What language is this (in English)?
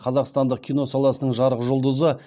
Kazakh